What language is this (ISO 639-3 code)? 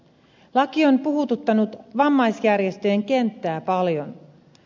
fin